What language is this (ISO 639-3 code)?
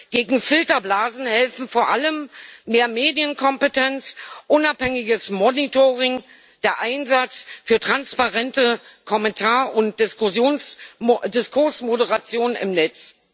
deu